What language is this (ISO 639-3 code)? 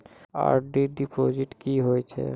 mai